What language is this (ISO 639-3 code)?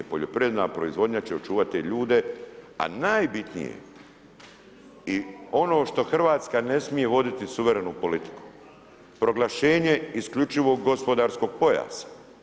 hrv